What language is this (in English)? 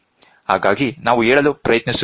Kannada